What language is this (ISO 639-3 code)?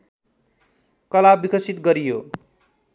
nep